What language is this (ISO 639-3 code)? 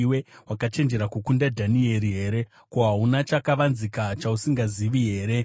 sna